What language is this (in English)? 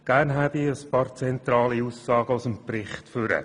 Swiss German